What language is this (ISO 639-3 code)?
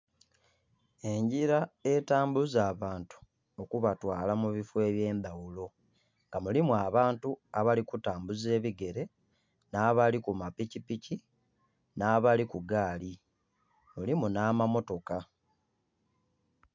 xog